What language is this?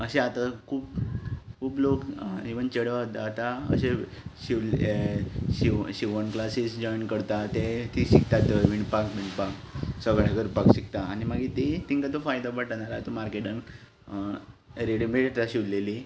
Konkani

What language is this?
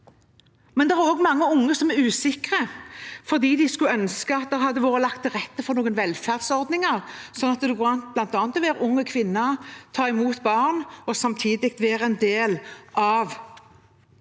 Norwegian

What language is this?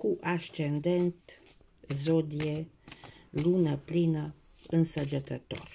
Romanian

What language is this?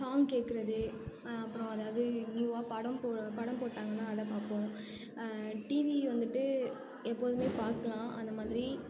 Tamil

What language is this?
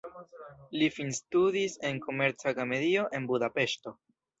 Esperanto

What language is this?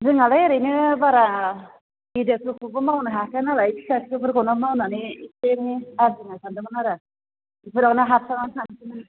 Bodo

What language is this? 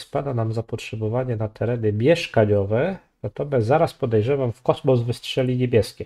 Polish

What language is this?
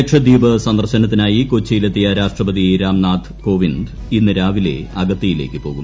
Malayalam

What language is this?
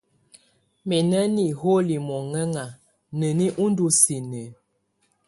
Tunen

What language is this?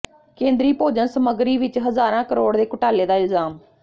Punjabi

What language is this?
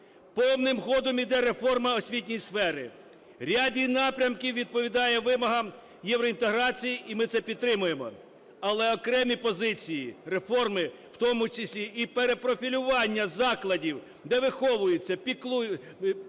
Ukrainian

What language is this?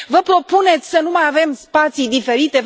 Romanian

